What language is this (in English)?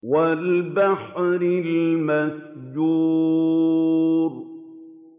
Arabic